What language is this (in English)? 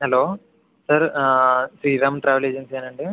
Telugu